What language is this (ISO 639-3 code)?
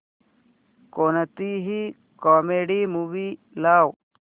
mar